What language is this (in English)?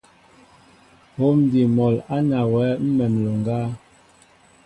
Mbo (Cameroon)